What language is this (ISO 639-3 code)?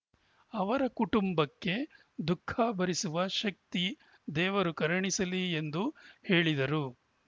kan